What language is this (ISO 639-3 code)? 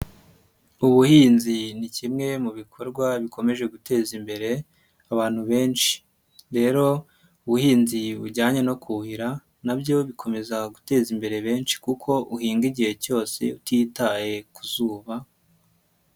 kin